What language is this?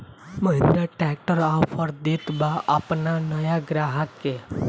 Bhojpuri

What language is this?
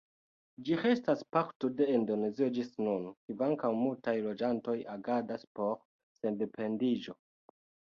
Esperanto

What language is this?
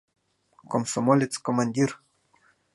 Mari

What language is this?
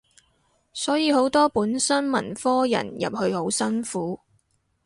Cantonese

